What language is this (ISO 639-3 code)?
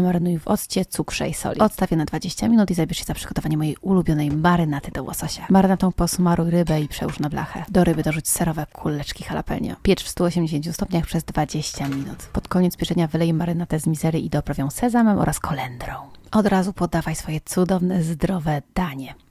pol